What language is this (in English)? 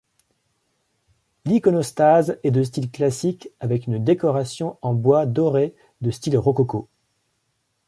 French